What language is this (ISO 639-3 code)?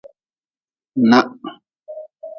nmz